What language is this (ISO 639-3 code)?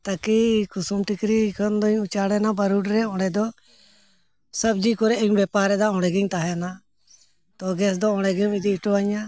sat